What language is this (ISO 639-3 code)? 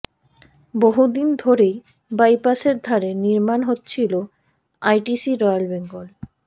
ben